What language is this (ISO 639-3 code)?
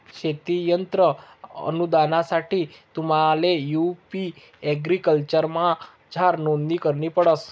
mar